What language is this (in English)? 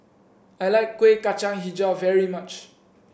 English